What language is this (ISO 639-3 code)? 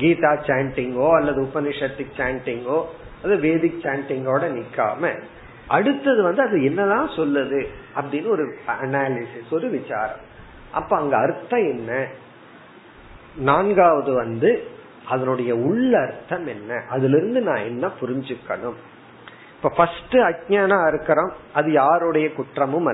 tam